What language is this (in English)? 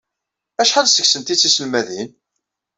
Kabyle